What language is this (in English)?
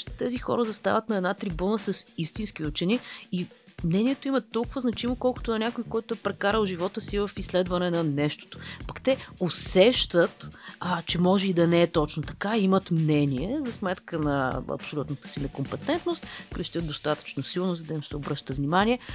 Bulgarian